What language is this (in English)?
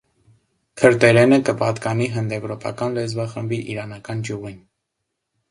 Armenian